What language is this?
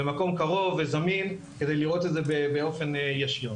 Hebrew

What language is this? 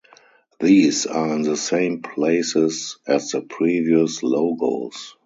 English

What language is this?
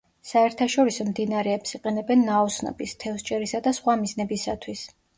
Georgian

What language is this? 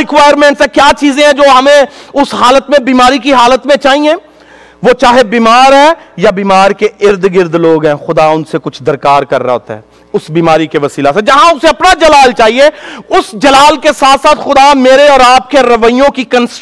Urdu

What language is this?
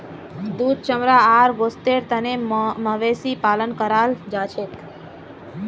Magahi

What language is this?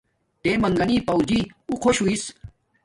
Domaaki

